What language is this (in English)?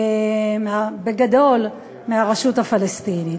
Hebrew